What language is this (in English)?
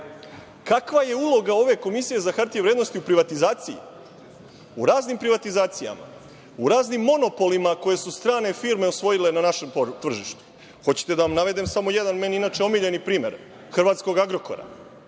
Serbian